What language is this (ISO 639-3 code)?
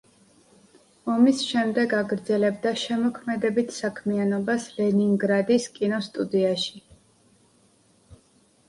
kat